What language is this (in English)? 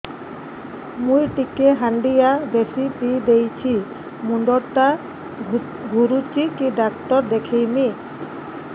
Odia